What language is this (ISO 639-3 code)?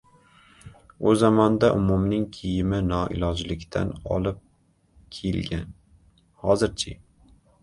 uzb